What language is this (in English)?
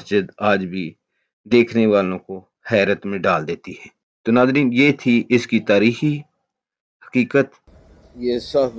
Hindi